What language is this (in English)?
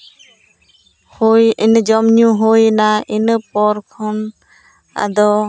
Santali